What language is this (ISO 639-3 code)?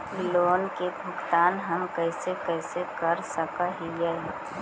mag